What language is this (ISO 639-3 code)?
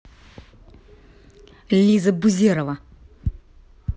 rus